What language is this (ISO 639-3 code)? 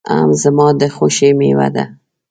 pus